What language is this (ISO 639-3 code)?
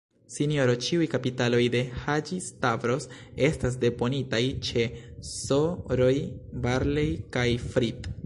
epo